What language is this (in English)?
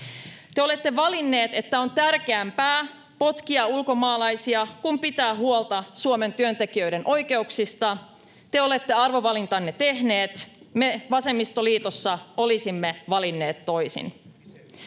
Finnish